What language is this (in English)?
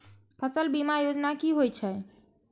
Maithili